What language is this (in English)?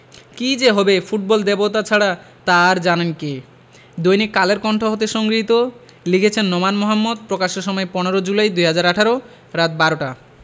Bangla